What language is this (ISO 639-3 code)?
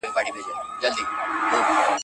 pus